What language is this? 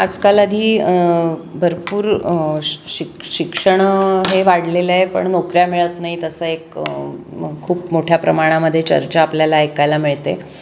Marathi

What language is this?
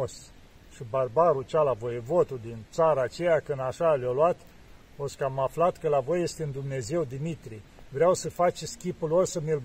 Romanian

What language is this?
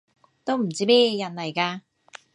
Cantonese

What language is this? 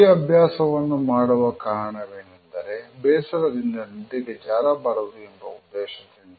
Kannada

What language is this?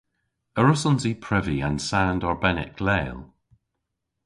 Cornish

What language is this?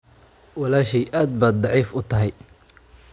Somali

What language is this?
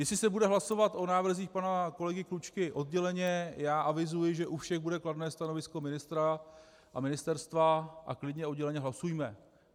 Czech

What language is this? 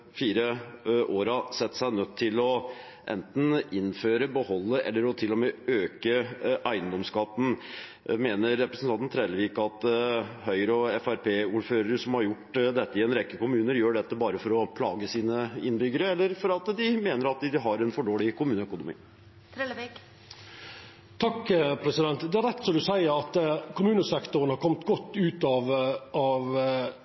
Norwegian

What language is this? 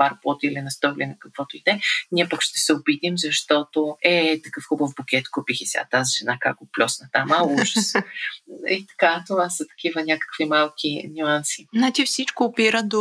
Bulgarian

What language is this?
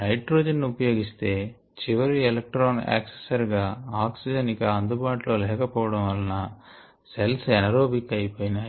Telugu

